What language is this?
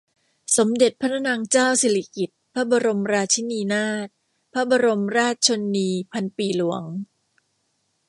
Thai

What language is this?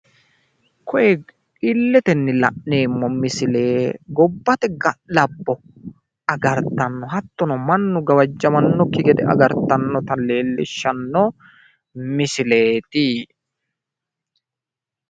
Sidamo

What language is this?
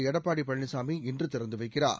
Tamil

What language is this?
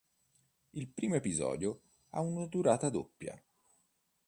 Italian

